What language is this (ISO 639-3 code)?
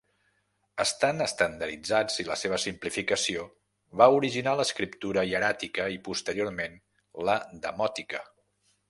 cat